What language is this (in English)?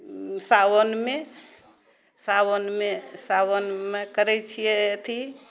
Maithili